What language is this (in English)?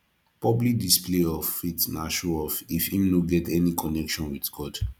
Nigerian Pidgin